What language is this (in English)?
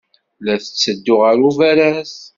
Kabyle